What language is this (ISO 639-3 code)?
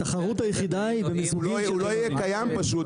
heb